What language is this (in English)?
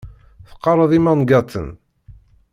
Kabyle